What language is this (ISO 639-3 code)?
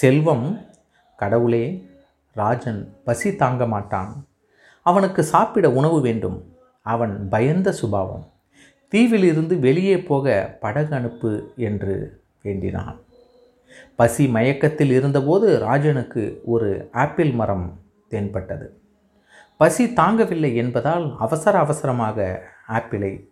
tam